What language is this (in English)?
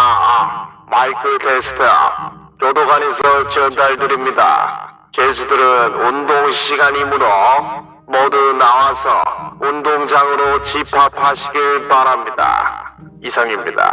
Korean